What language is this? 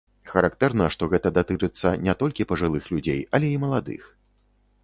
Belarusian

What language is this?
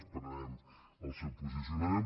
Catalan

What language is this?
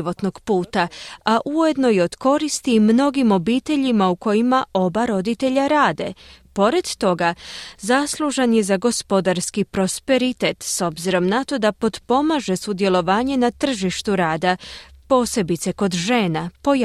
Croatian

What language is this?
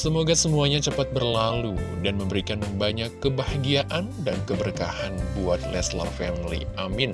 Indonesian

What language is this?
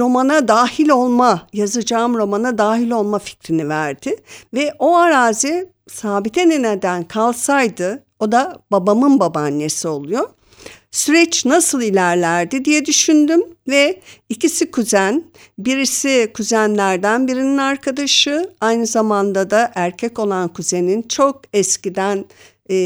Turkish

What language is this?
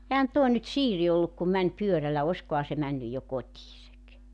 Finnish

